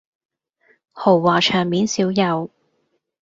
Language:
Cantonese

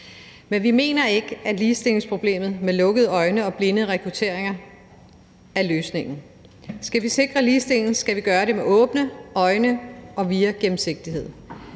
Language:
Danish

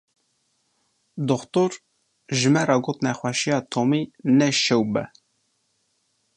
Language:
Kurdish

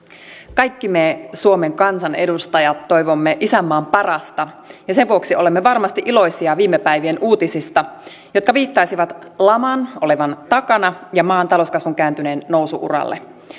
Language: Finnish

